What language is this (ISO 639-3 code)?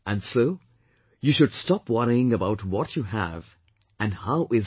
eng